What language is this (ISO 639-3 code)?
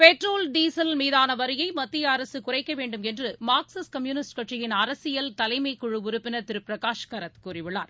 tam